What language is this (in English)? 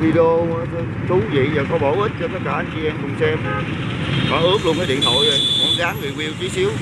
Vietnamese